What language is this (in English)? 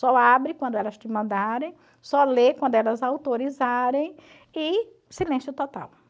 Portuguese